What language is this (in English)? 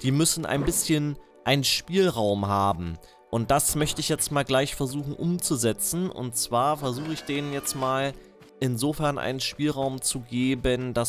German